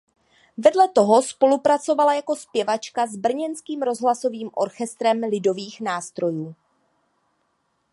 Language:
Czech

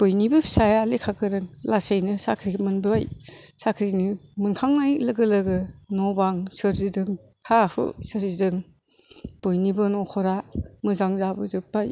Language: Bodo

